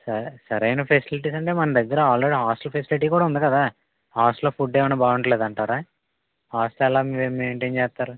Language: Telugu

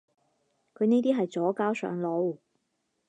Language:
Cantonese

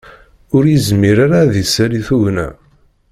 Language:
Kabyle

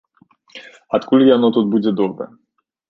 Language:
Belarusian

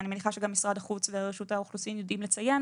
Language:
Hebrew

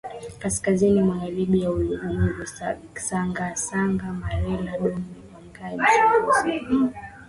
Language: Swahili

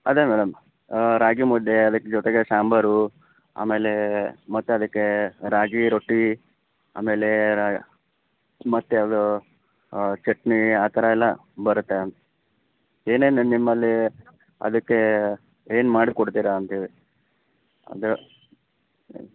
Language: Kannada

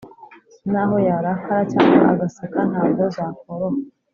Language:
Kinyarwanda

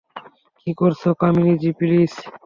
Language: Bangla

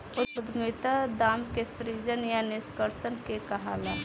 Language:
Bhojpuri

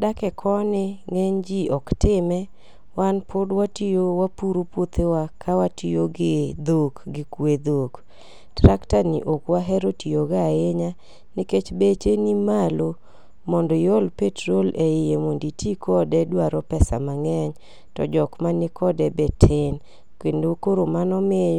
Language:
Luo (Kenya and Tanzania)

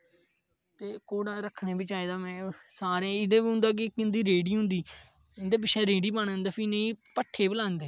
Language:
Dogri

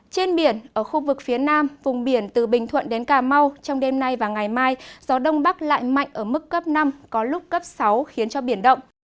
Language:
Vietnamese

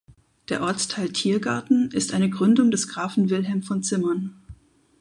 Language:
German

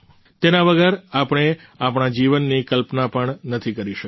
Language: Gujarati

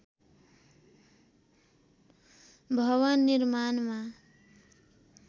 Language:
Nepali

